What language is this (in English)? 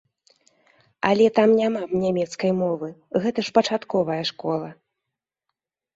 Belarusian